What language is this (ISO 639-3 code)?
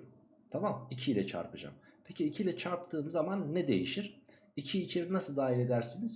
tur